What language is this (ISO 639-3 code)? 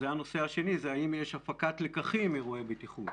heb